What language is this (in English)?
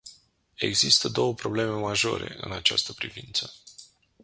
Romanian